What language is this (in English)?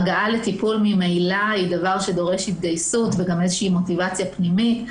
Hebrew